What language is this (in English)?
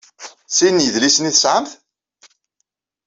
Kabyle